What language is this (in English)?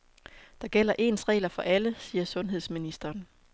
Danish